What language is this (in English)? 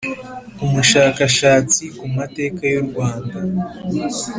Kinyarwanda